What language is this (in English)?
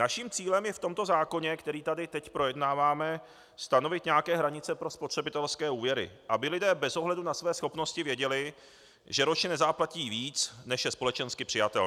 Czech